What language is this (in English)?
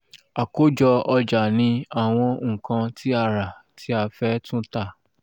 Yoruba